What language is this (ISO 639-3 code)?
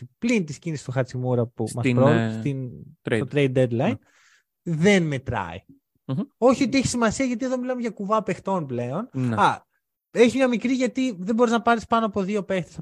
ell